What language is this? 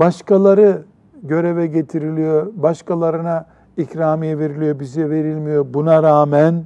Turkish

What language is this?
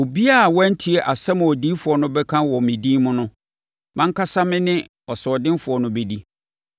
Akan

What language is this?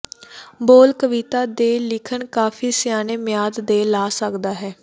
Punjabi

